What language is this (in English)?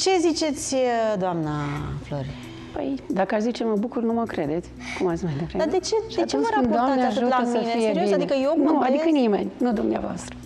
Romanian